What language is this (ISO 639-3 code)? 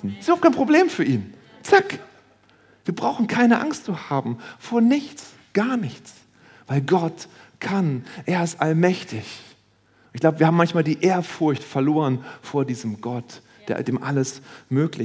deu